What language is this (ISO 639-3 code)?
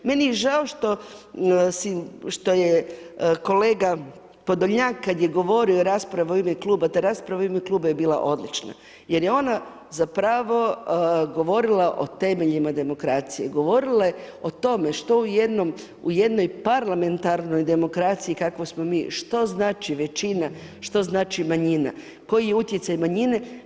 hrv